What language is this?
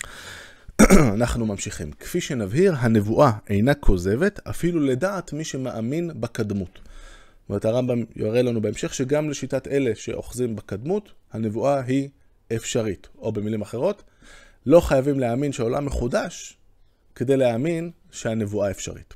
Hebrew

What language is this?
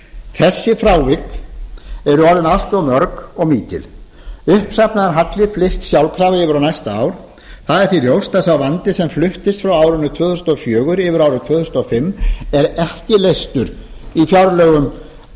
Icelandic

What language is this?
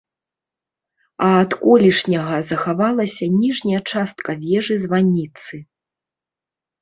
Belarusian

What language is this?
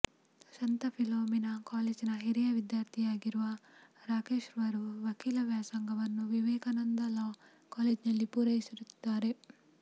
Kannada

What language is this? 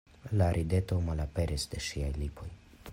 Esperanto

